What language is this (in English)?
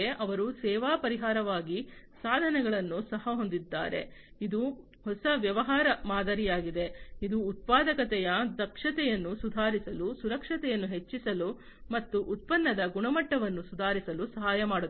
Kannada